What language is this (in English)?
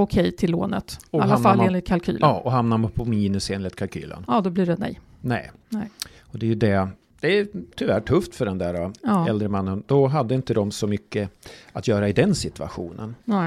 Swedish